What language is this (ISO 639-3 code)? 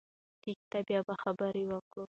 pus